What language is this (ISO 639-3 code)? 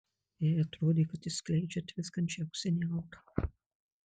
lit